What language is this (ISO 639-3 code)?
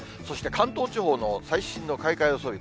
jpn